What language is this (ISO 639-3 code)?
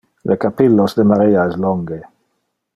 ina